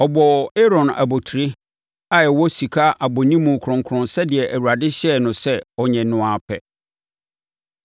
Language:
Akan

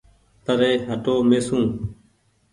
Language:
Goaria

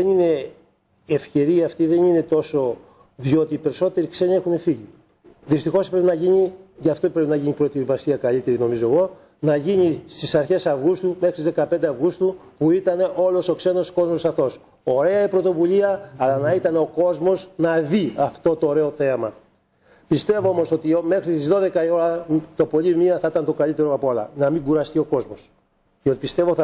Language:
Greek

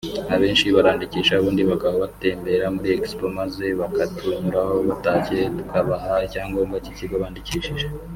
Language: Kinyarwanda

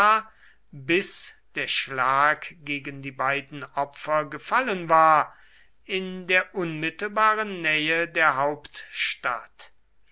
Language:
German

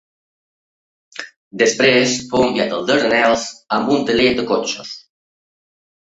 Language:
Catalan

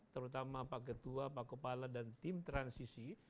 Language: Indonesian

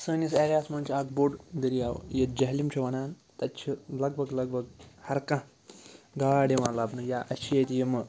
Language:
Kashmiri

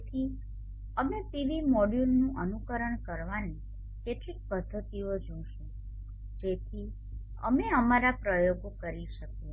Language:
Gujarati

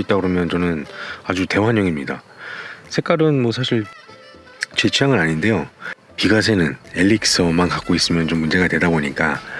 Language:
Korean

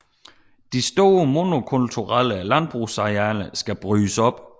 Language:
Danish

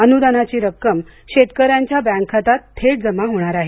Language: Marathi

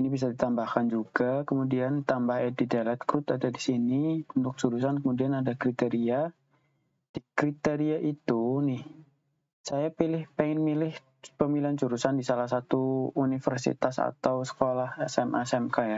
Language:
Indonesian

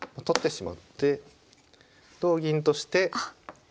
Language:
Japanese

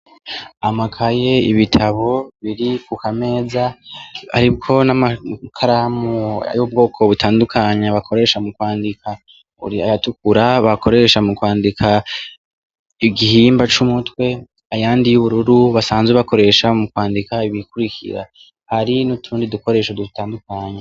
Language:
Rundi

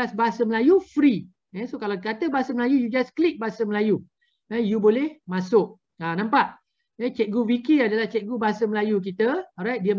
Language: Malay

